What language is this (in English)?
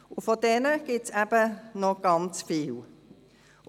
Swiss German